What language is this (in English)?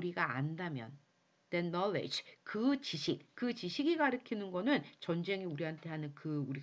Korean